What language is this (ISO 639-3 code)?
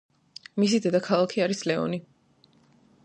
kat